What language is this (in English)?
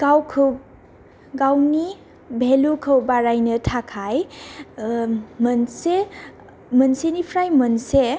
Bodo